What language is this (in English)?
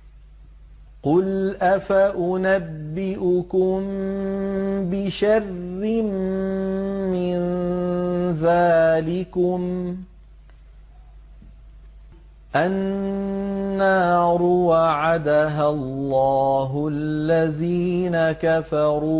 Arabic